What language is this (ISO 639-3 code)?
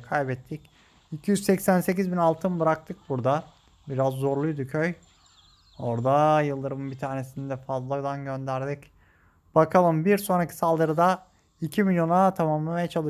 tur